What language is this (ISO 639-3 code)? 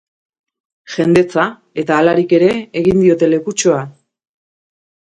eus